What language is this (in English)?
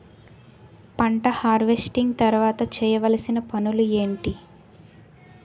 Telugu